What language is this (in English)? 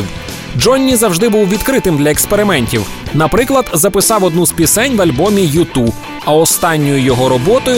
Ukrainian